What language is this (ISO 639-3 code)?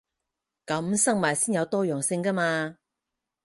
yue